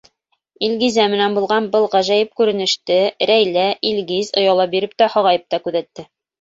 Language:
Bashkir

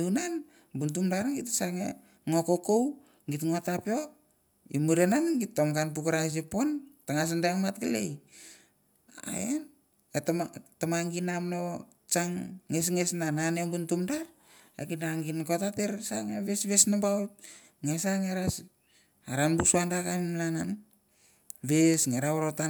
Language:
Mandara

